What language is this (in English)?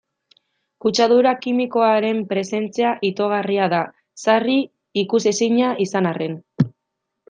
Basque